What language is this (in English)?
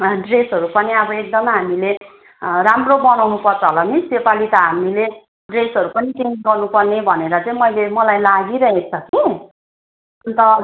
Nepali